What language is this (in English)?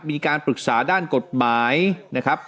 Thai